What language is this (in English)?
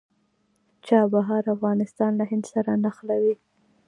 Pashto